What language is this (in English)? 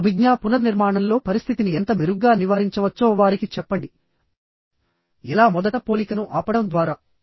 Telugu